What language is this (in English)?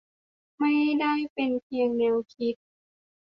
Thai